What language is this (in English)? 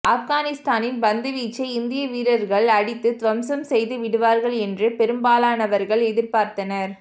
Tamil